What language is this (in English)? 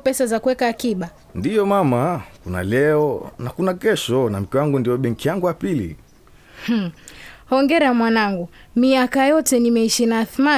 Swahili